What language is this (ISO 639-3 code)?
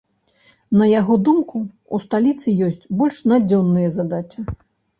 bel